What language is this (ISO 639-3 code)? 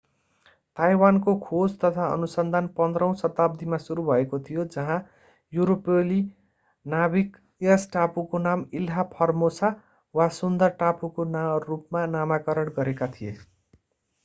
nep